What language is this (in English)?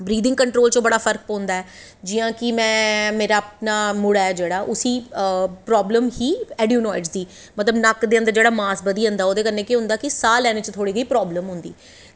Dogri